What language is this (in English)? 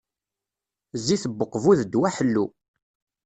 Kabyle